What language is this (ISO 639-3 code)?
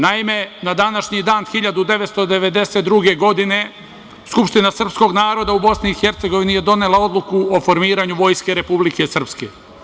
srp